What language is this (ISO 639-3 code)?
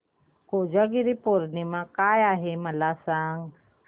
mar